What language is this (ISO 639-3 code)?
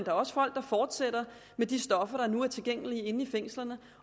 dan